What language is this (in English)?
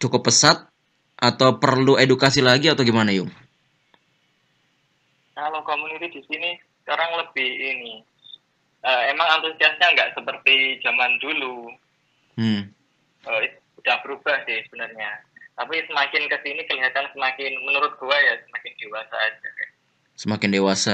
Indonesian